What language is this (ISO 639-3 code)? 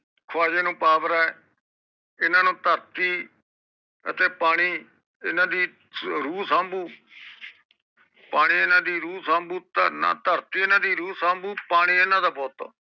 pan